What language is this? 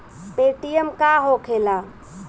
Bhojpuri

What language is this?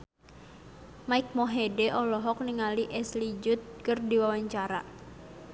Sundanese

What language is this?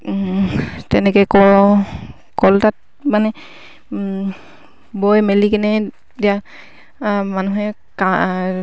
Assamese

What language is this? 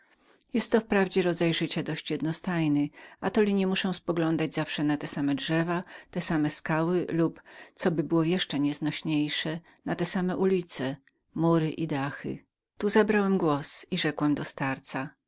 Polish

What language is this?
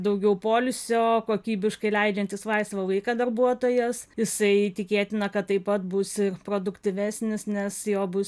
Lithuanian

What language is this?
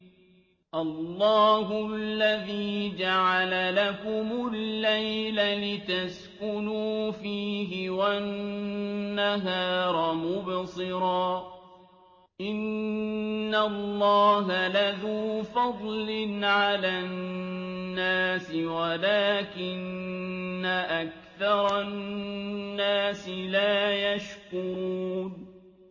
Arabic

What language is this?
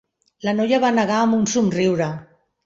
Catalan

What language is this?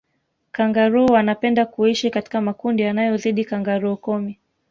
Swahili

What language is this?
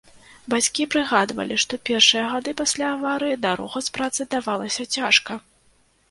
Belarusian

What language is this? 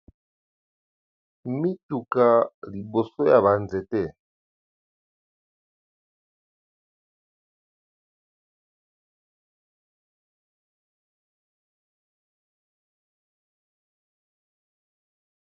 Lingala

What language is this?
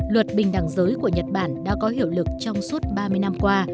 Vietnamese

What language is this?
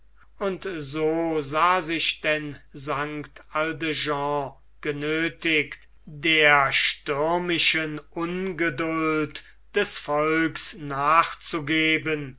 German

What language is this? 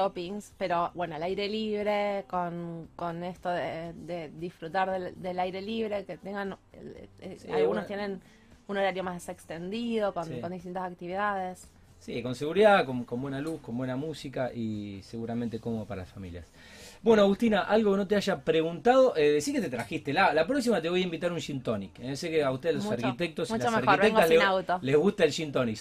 Spanish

